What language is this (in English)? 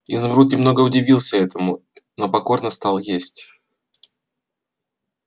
Russian